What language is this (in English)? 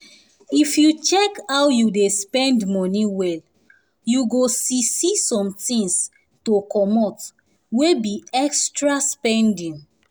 Nigerian Pidgin